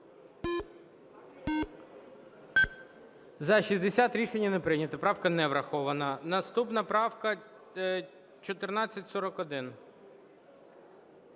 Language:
Ukrainian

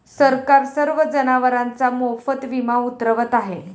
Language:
Marathi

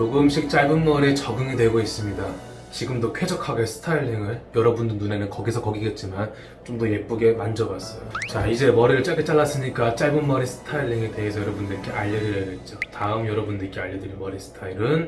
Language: Korean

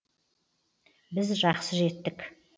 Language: Kazakh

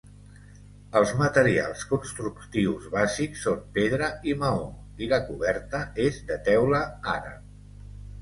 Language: Catalan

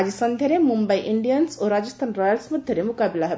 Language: Odia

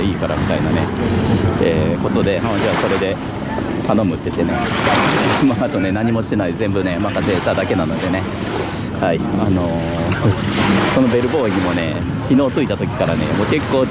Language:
Japanese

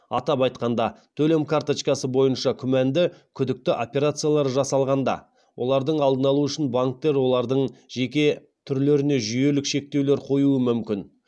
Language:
Kazakh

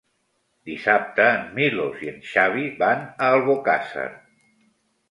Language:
Catalan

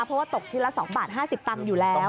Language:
Thai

